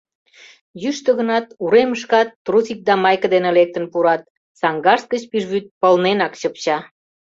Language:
Mari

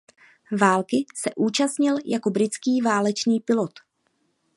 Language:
Czech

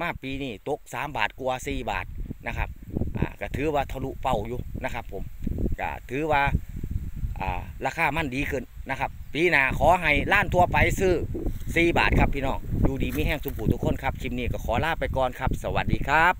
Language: Thai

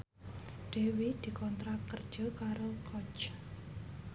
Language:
Javanese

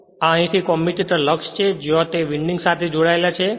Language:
Gujarati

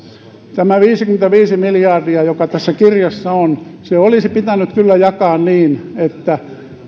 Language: Finnish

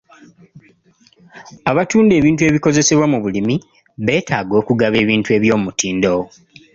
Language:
Ganda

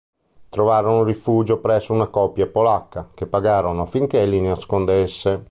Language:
Italian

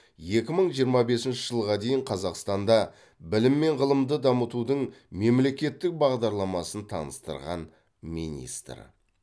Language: Kazakh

